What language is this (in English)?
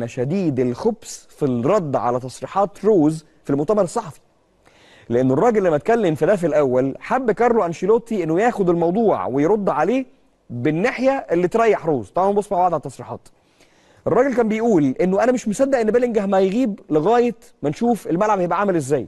Arabic